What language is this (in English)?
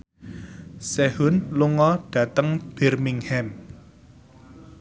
Javanese